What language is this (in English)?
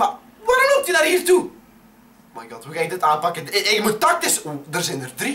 Dutch